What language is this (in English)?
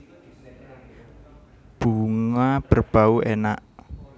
Javanese